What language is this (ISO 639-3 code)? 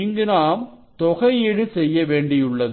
tam